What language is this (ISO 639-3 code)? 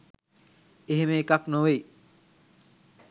sin